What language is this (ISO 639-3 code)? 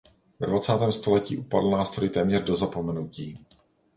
ces